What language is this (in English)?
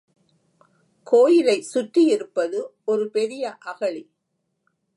Tamil